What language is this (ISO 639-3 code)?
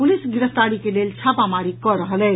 mai